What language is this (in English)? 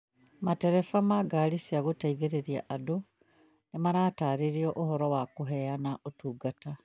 Kikuyu